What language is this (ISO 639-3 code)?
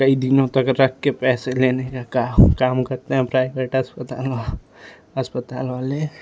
hin